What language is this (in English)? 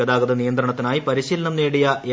Malayalam